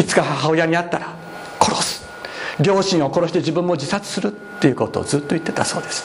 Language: Japanese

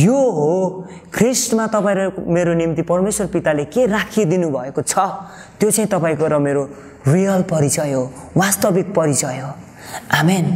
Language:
Korean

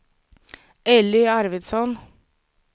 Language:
Swedish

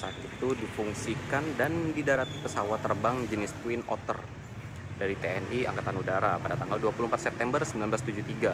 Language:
Indonesian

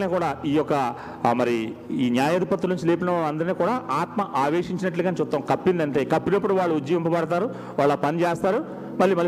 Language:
Telugu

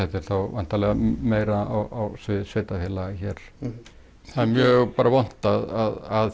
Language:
Icelandic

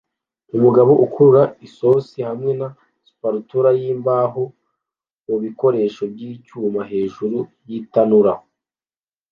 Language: Kinyarwanda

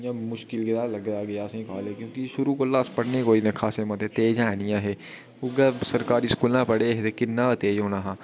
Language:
Dogri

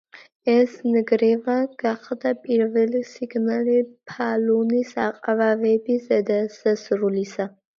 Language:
Georgian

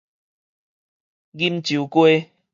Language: Min Nan Chinese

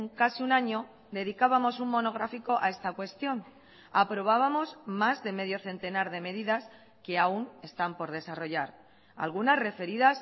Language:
Spanish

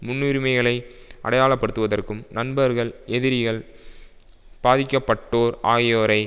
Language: Tamil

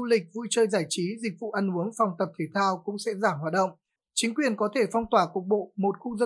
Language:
Vietnamese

